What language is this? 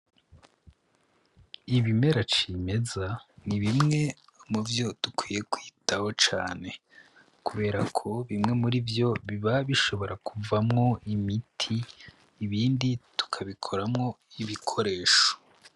Rundi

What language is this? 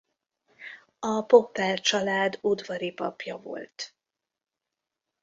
Hungarian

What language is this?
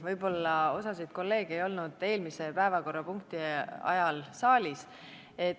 Estonian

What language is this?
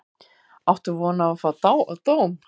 Icelandic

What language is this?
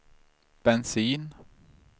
Swedish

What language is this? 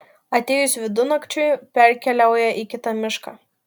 Lithuanian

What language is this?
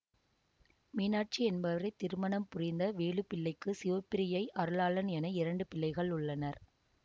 Tamil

